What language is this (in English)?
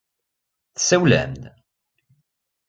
Kabyle